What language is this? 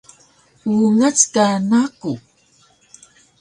Taroko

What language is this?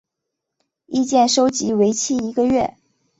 Chinese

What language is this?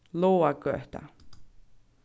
Faroese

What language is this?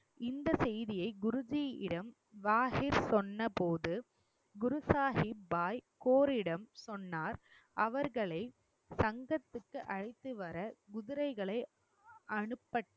Tamil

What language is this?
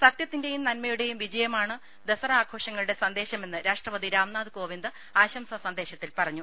Malayalam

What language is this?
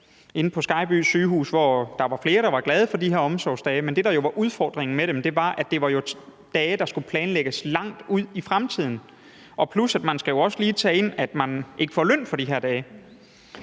Danish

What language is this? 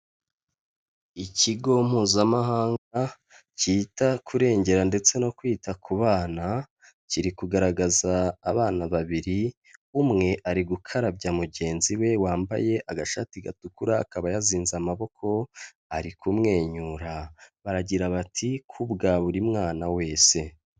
Kinyarwanda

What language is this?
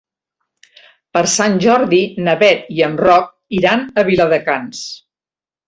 Catalan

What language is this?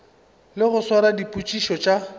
Northern Sotho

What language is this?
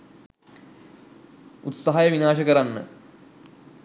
Sinhala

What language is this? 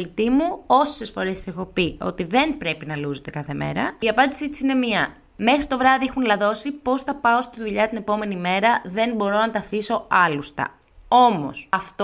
Greek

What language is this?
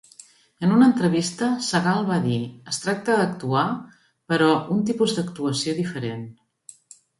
Catalan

